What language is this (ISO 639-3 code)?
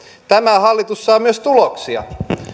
fin